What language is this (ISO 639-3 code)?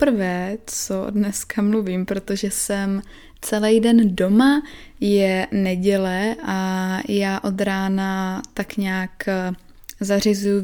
ces